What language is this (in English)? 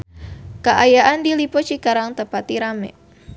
Sundanese